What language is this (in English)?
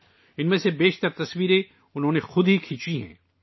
Urdu